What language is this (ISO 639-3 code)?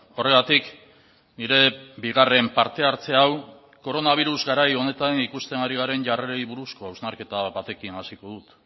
eus